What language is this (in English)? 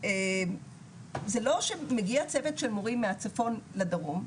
Hebrew